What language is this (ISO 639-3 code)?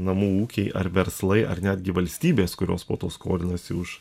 lit